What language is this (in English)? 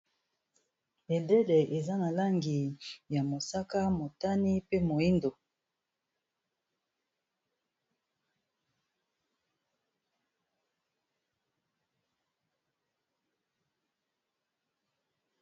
Lingala